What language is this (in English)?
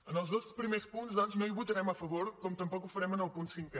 Catalan